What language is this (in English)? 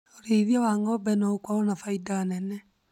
Kikuyu